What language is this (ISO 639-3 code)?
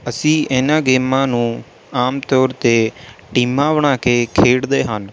pan